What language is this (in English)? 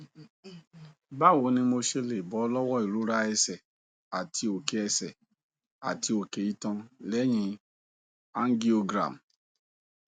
Yoruba